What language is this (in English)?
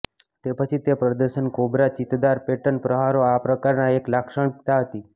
Gujarati